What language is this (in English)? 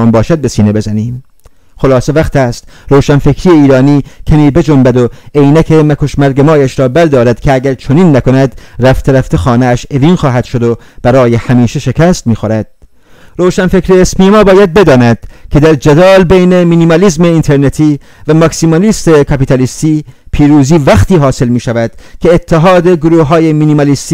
Persian